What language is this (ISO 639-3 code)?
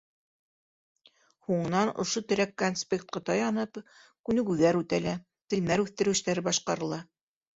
bak